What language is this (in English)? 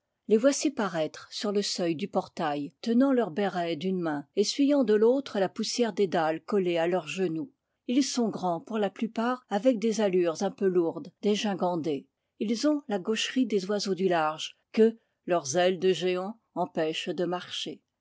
French